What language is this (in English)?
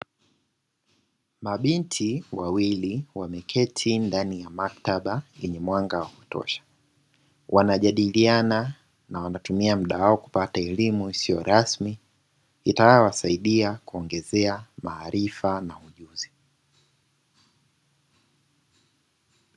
Swahili